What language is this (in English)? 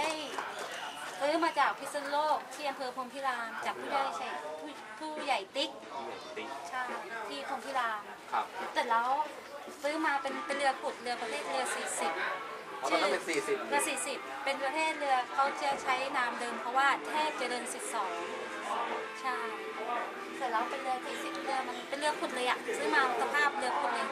Thai